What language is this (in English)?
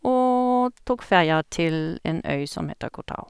Norwegian